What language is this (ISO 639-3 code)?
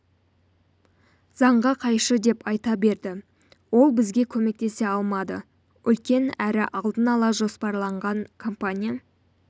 kaz